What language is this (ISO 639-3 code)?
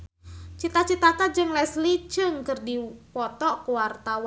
sun